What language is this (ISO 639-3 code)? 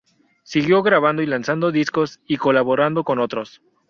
spa